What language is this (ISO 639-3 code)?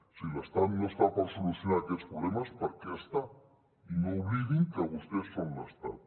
cat